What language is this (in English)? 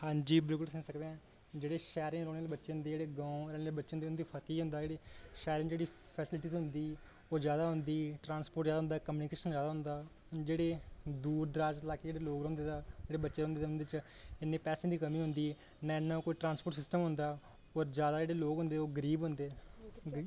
Dogri